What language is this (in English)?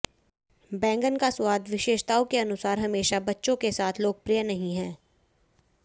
Hindi